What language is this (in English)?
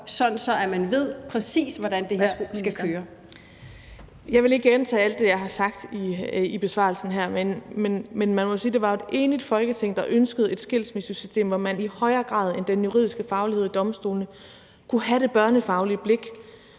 Danish